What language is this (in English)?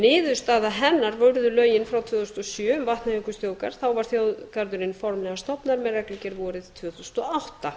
Icelandic